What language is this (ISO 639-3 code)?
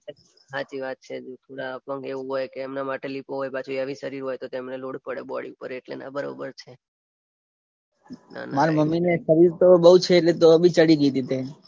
guj